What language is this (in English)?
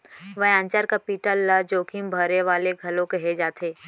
Chhattisgarhi